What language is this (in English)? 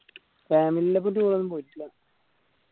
Malayalam